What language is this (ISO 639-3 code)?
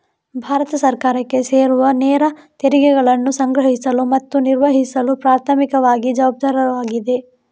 kan